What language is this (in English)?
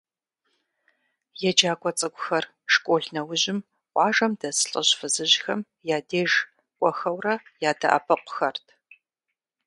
Kabardian